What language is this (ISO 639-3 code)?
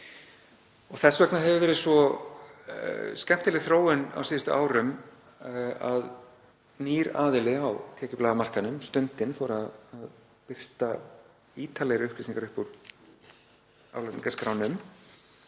isl